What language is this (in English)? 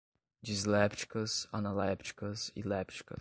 Portuguese